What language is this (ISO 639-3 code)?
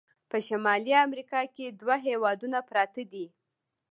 pus